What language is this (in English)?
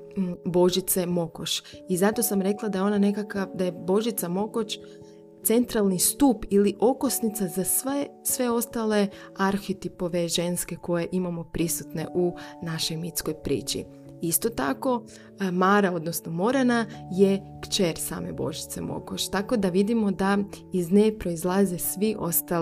Croatian